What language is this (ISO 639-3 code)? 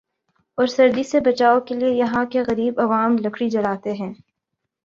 urd